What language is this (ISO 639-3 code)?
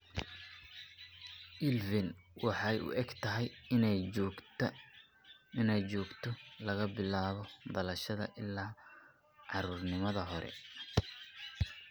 som